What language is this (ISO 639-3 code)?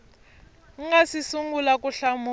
tso